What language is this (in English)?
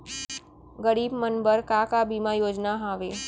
Chhattisgarhi